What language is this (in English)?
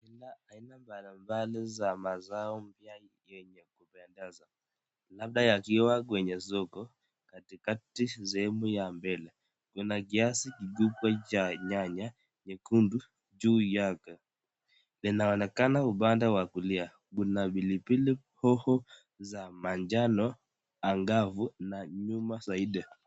Swahili